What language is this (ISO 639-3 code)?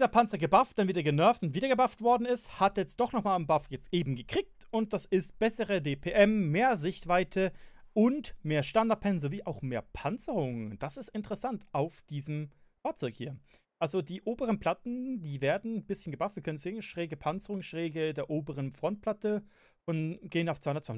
deu